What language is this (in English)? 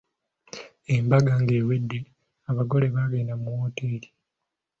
Ganda